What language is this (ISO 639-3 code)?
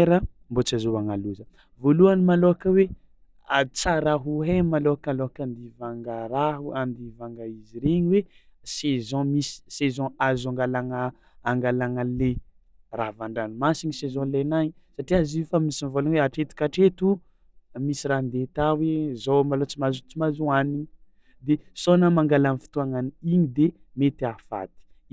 xmw